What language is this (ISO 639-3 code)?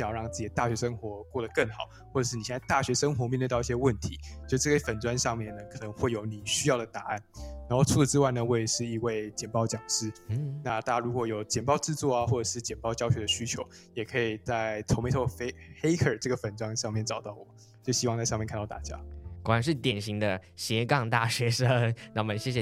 zho